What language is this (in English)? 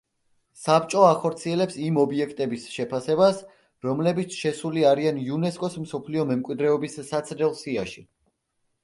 Georgian